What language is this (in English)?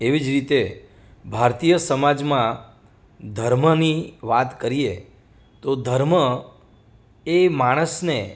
Gujarati